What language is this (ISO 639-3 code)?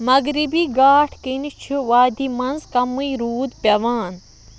kas